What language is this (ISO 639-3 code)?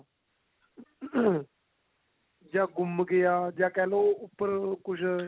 pan